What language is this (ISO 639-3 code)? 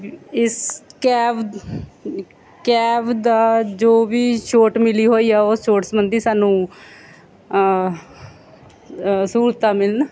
pan